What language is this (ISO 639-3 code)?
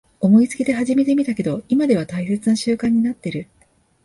jpn